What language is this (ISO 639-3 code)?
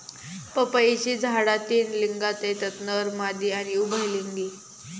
mar